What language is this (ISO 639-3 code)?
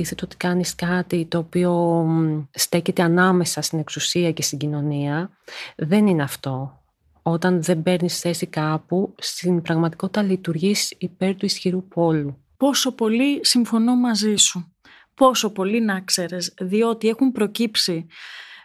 ell